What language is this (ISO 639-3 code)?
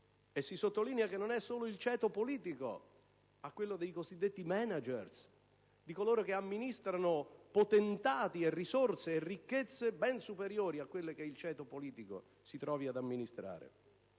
ita